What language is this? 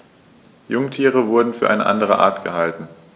German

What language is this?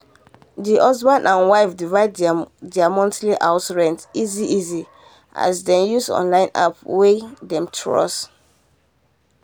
Nigerian Pidgin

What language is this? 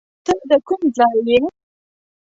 Pashto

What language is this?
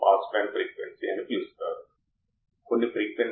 Telugu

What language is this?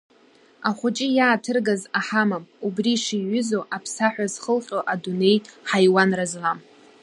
Abkhazian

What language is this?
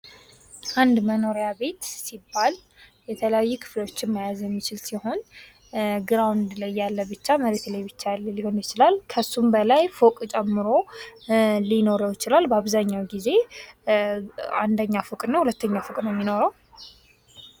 Amharic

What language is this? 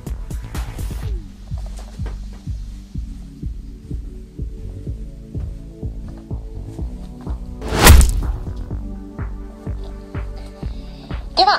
Japanese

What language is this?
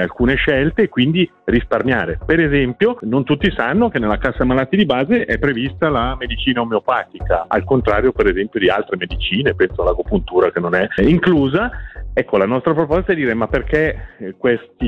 Italian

